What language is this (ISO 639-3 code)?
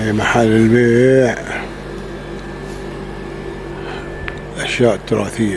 ara